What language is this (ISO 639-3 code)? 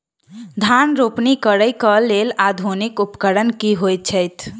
mai